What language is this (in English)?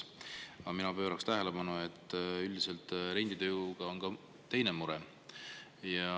Estonian